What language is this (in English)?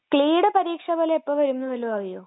Malayalam